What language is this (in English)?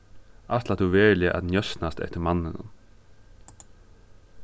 Faroese